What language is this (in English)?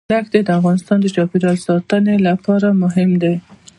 Pashto